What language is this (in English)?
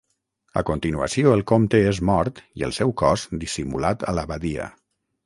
Catalan